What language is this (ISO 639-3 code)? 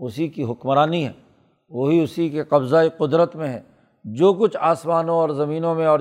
urd